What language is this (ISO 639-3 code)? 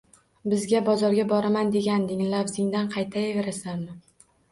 uzb